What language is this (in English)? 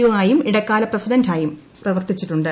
Malayalam